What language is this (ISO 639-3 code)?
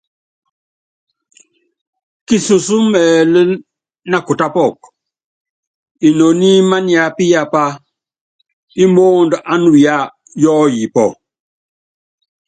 yav